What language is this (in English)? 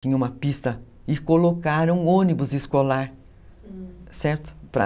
Portuguese